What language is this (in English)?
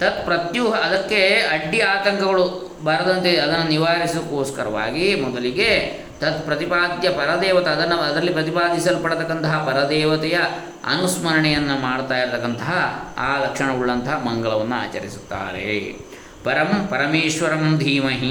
Kannada